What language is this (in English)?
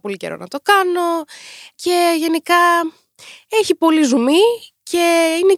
Greek